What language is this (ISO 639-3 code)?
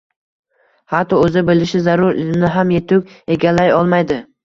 uzb